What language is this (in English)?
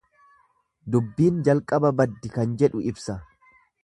Oromo